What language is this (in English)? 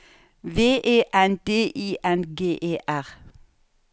Norwegian